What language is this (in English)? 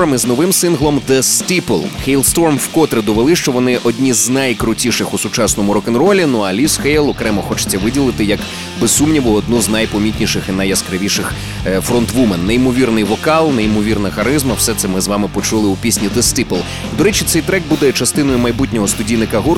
Ukrainian